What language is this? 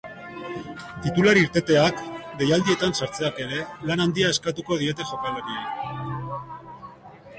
Basque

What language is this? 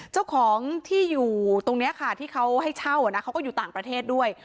Thai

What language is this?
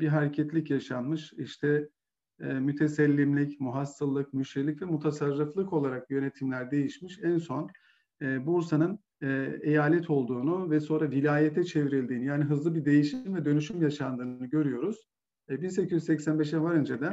Turkish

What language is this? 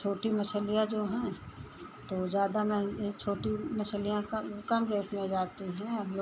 Hindi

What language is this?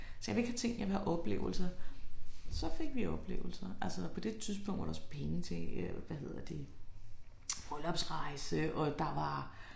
Danish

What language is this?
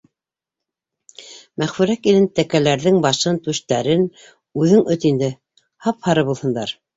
Bashkir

